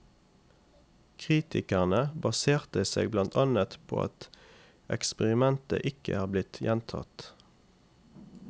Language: Norwegian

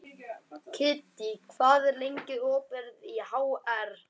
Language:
Icelandic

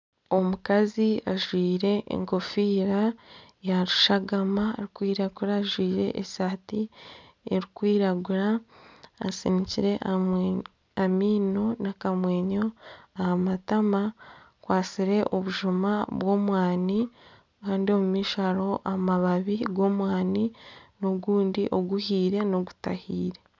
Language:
Nyankole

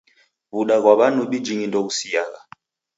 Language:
Taita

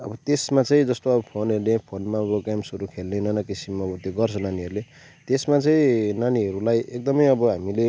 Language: Nepali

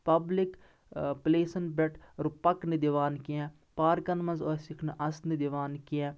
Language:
Kashmiri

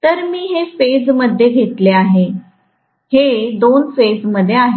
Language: Marathi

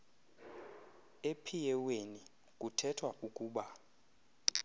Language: Xhosa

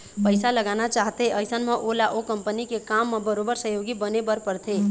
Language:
Chhattisgarhi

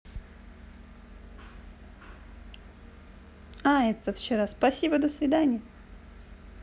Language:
Russian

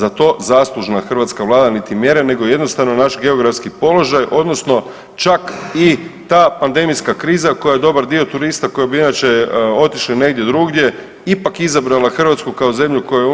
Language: Croatian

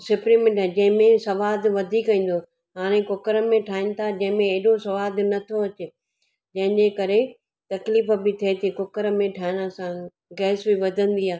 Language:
Sindhi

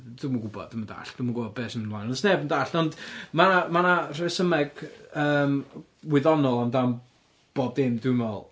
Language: Welsh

